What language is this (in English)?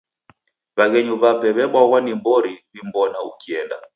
Taita